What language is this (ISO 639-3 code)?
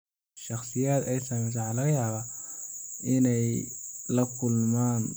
som